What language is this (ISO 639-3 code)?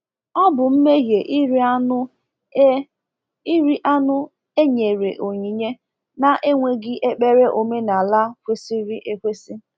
ibo